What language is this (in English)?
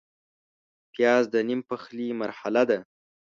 Pashto